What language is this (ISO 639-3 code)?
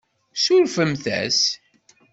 kab